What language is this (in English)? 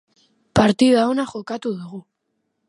Basque